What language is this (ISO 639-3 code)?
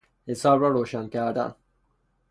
fas